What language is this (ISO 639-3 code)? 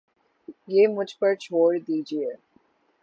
urd